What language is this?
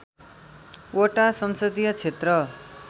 Nepali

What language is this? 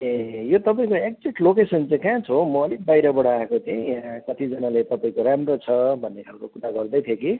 Nepali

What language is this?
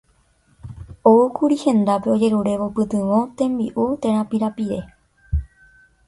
Guarani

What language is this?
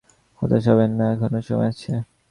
Bangla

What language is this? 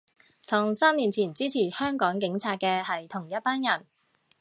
Cantonese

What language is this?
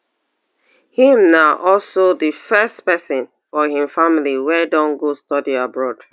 Nigerian Pidgin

